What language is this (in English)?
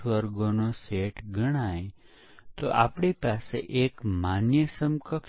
Gujarati